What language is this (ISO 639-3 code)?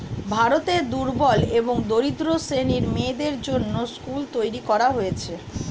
ben